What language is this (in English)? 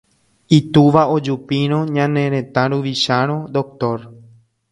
Guarani